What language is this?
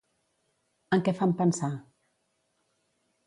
Catalan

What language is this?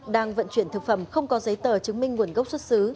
Vietnamese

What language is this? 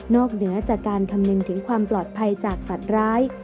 Thai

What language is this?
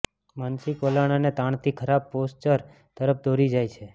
Gujarati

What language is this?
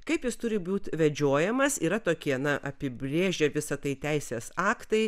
Lithuanian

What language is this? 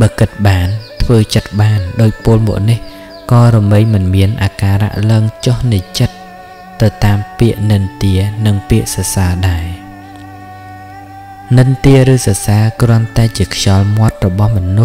Thai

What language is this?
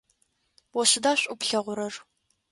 Adyghe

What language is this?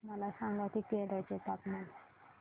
Marathi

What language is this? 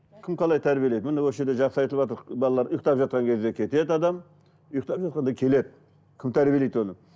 Kazakh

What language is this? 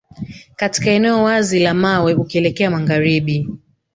Swahili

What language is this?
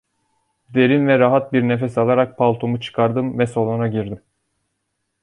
Turkish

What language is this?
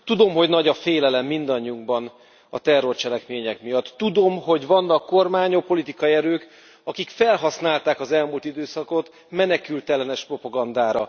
Hungarian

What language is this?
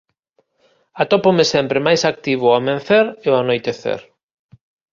Galician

